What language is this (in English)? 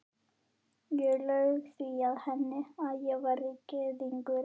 Icelandic